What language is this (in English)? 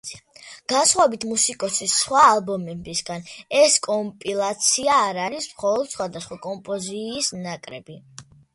Georgian